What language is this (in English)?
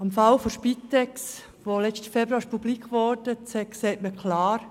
Swiss German